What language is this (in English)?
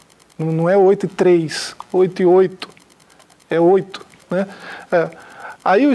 Portuguese